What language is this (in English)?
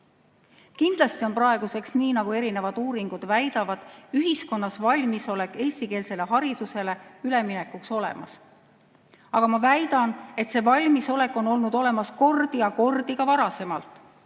Estonian